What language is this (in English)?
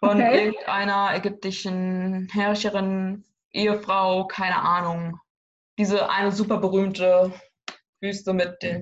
German